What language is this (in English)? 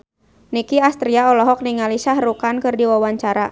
Sundanese